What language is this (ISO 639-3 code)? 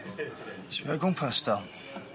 cym